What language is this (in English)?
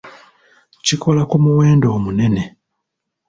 Ganda